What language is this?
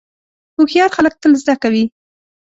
Pashto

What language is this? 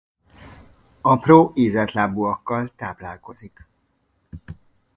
Hungarian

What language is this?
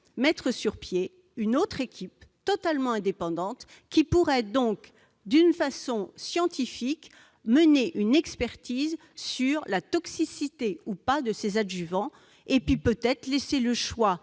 French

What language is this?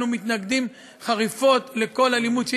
Hebrew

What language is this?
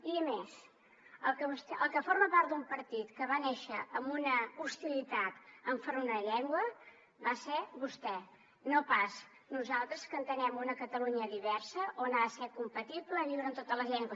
Catalan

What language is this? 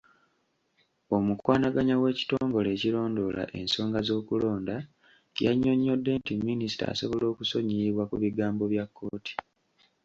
Ganda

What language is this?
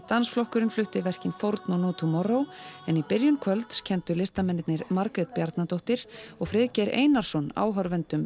Icelandic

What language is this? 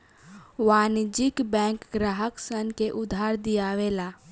Bhojpuri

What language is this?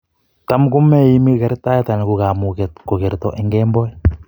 Kalenjin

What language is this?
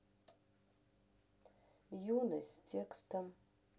Russian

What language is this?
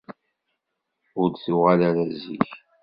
Kabyle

